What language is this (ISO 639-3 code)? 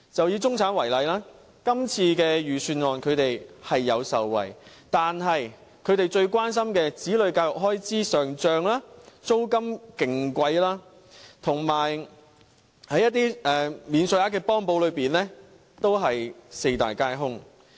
yue